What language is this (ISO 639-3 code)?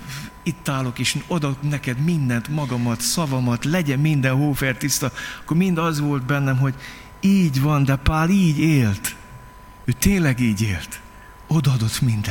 hun